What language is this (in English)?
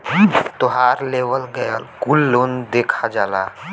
Bhojpuri